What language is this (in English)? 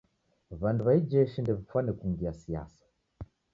Taita